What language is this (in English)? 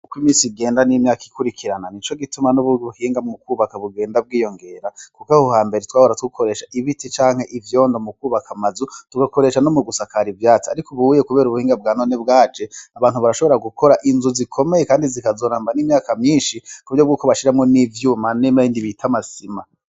Rundi